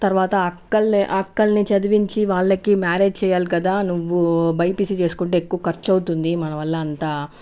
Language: Telugu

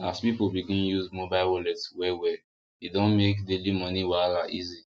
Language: Nigerian Pidgin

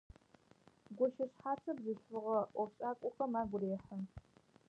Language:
Adyghe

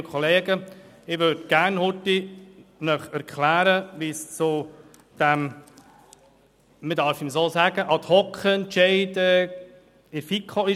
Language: Swiss German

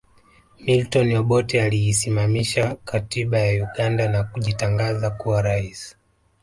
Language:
Swahili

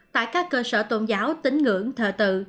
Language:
Vietnamese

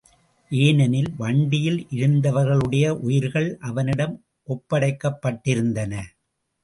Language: Tamil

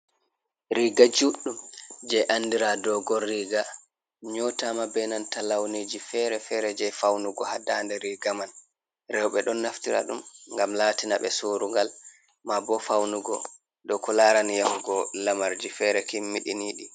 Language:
Fula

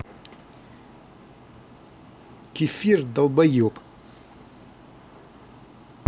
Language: Russian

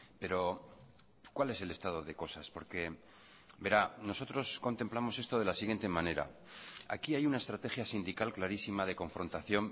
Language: Spanish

